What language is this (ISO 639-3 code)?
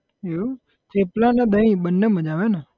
guj